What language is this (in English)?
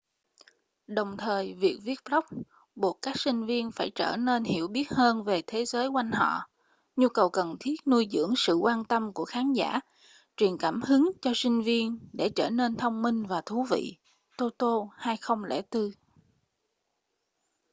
Vietnamese